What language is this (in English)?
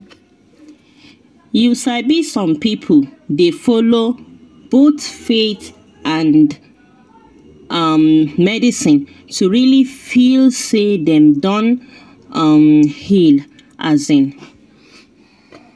Nigerian Pidgin